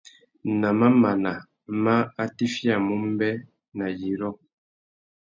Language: Tuki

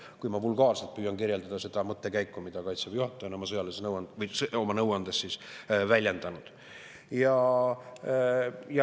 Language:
Estonian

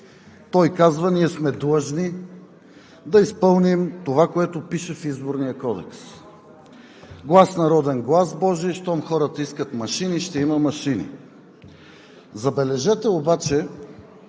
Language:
Bulgarian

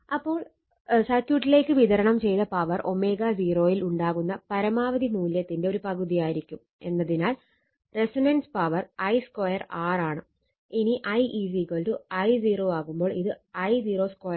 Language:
Malayalam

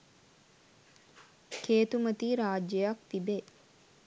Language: Sinhala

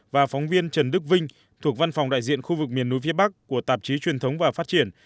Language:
Vietnamese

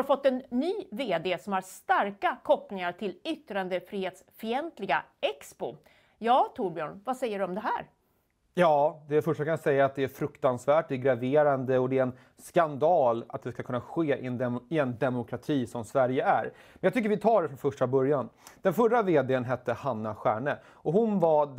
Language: Swedish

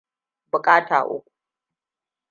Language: Hausa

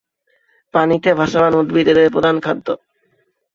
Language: Bangla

